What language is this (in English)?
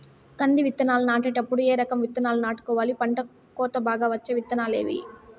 Telugu